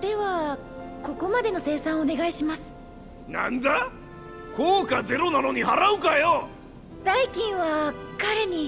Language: Japanese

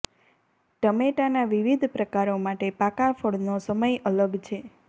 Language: Gujarati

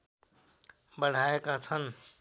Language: Nepali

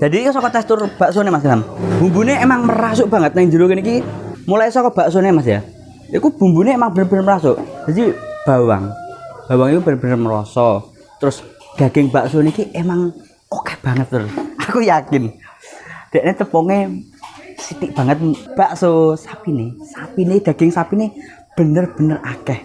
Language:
Indonesian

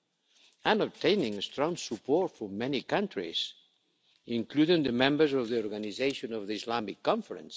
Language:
English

